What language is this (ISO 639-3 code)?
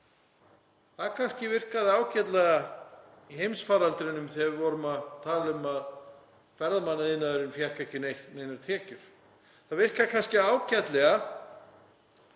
isl